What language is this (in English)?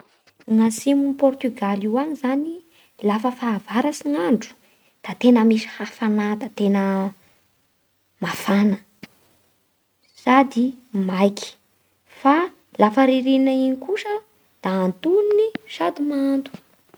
Bara Malagasy